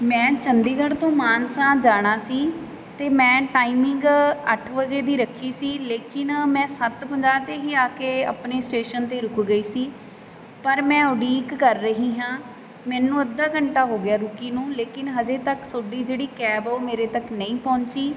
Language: Punjabi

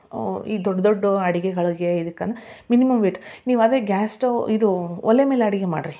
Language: Kannada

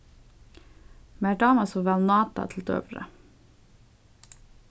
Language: Faroese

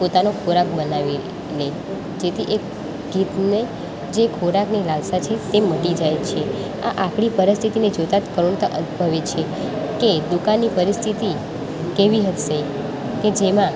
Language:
Gujarati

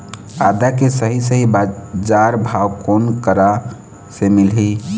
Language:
Chhattisgarhi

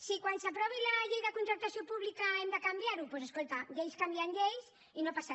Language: Catalan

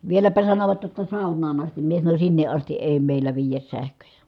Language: Finnish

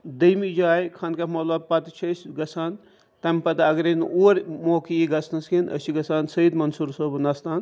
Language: Kashmiri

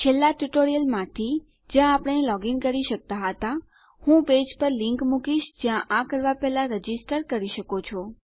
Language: Gujarati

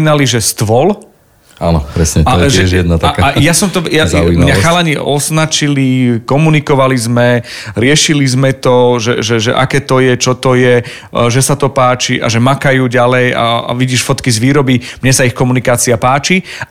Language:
Slovak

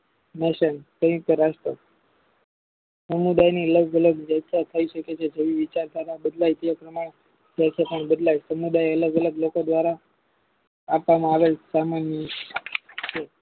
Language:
Gujarati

